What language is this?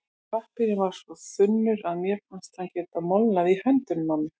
Icelandic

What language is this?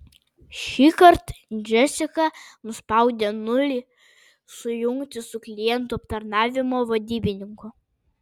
Lithuanian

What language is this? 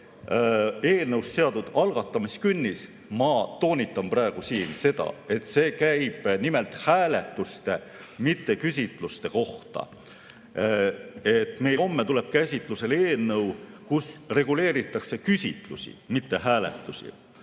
Estonian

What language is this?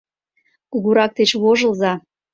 Mari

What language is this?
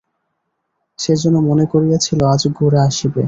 Bangla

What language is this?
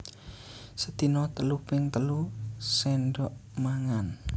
Javanese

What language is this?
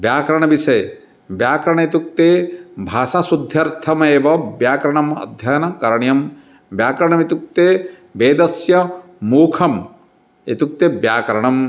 Sanskrit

